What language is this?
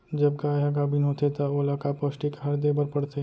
Chhattisgarhi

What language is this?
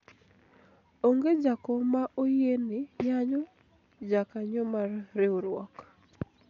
Luo (Kenya and Tanzania)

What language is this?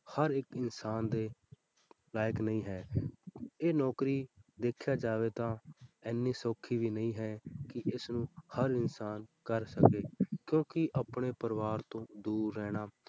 Punjabi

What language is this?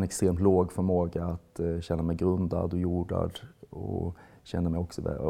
Swedish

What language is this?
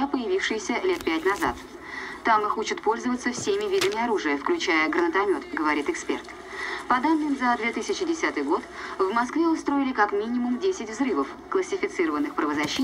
Russian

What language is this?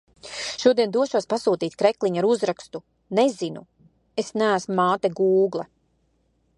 Latvian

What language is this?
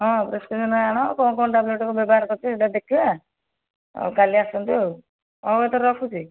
Odia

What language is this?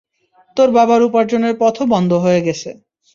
Bangla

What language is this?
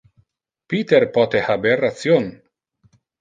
Interlingua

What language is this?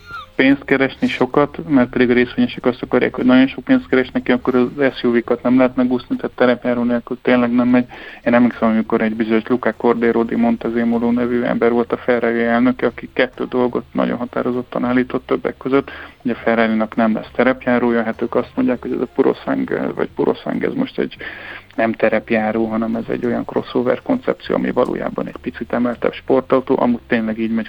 Hungarian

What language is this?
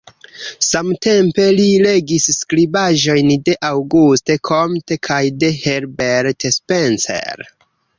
Esperanto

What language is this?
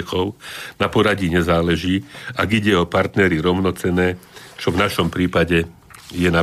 Slovak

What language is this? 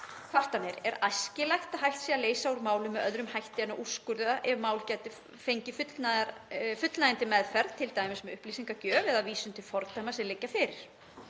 Icelandic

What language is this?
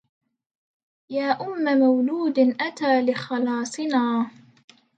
Arabic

